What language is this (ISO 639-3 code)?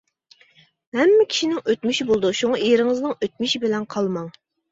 uig